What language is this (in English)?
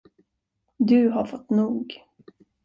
Swedish